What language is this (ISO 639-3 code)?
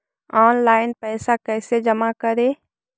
mag